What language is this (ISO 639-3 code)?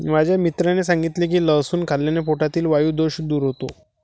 mar